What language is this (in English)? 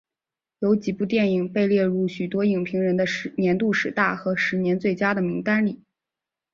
Chinese